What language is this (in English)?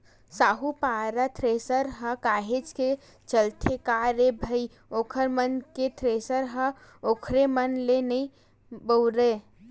Chhattisgarhi